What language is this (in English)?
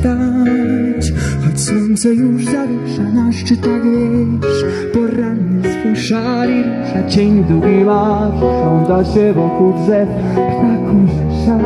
Polish